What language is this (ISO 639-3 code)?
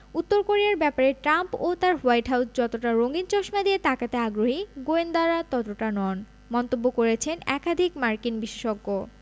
ben